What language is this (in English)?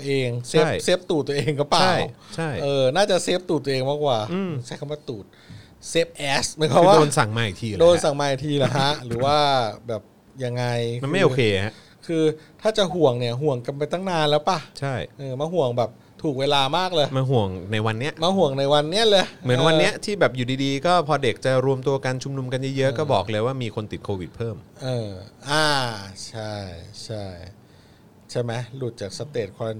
Thai